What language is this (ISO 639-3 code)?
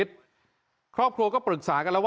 tha